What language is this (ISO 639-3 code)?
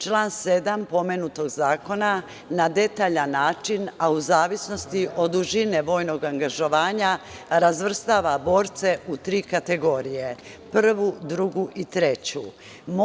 srp